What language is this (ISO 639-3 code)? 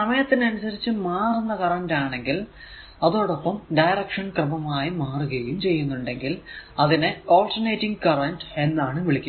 mal